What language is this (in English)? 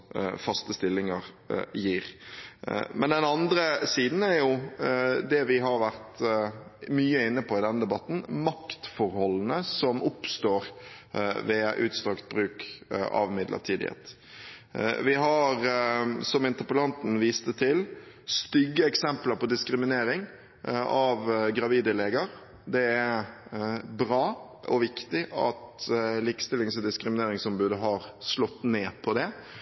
Norwegian Bokmål